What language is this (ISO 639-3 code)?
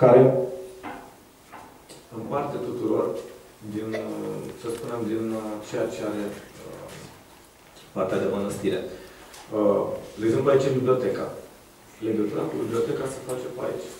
ron